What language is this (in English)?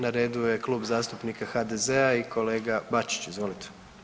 Croatian